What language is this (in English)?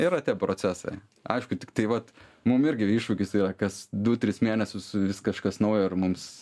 Lithuanian